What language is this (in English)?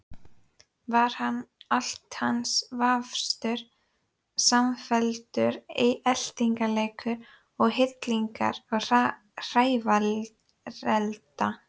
Icelandic